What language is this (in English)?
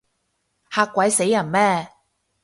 Cantonese